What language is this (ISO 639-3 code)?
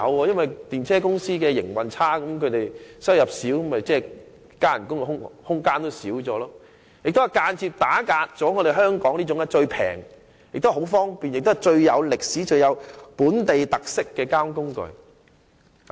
yue